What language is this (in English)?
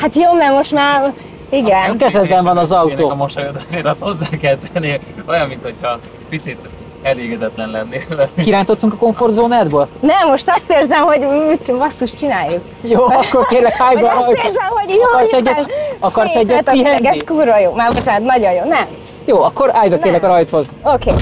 Hungarian